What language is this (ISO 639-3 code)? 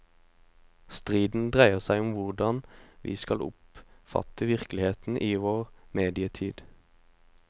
nor